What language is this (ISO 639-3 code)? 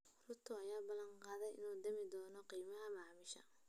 som